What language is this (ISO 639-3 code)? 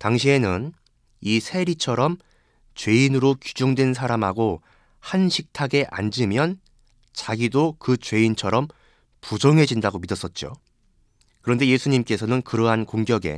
kor